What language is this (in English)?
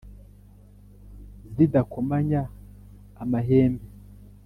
Kinyarwanda